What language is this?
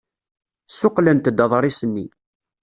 Kabyle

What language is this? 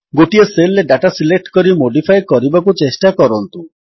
Odia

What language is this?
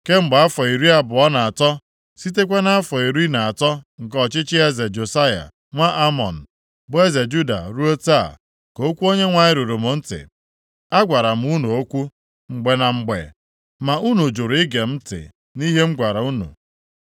Igbo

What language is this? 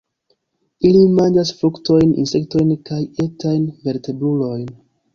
Esperanto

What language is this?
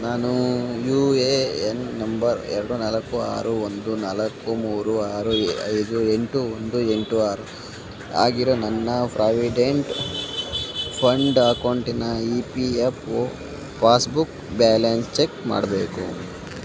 Kannada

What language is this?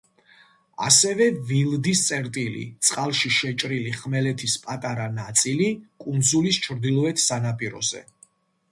Georgian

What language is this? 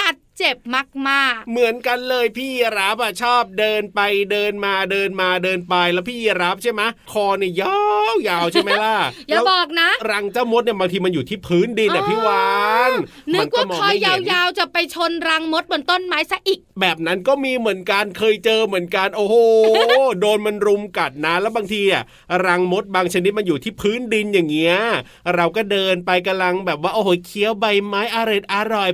Thai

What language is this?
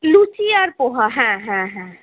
Bangla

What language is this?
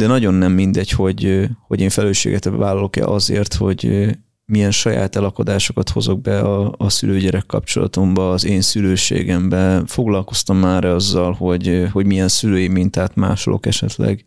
Hungarian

